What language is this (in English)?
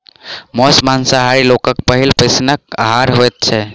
Maithili